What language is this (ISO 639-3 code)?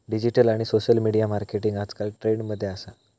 mar